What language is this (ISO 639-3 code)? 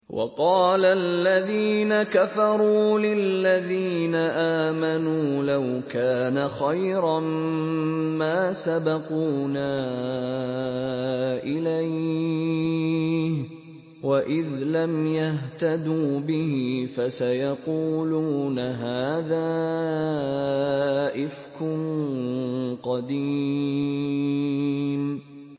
ara